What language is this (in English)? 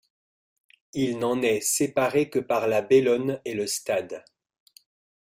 French